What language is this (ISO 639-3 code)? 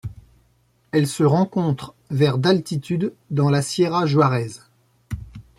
fra